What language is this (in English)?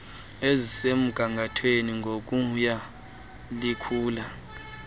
Xhosa